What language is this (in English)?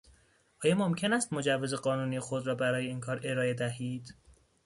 Persian